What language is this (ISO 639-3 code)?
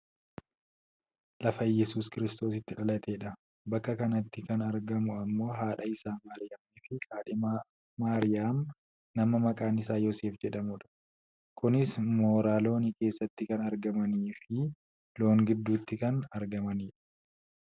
orm